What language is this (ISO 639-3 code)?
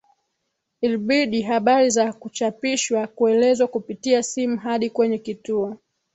swa